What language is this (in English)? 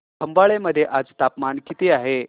Marathi